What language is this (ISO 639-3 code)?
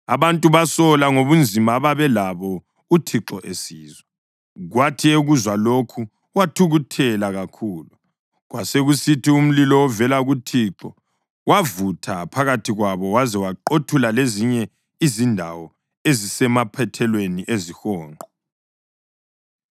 nde